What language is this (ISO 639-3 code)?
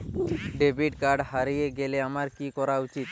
ben